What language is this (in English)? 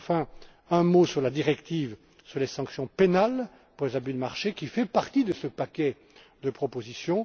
French